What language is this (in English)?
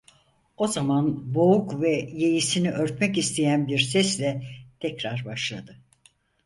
Turkish